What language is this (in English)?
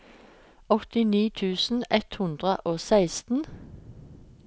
Norwegian